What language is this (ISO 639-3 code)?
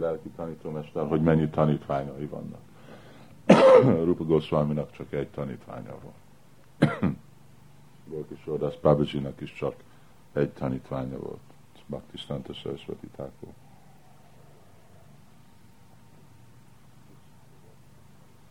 hun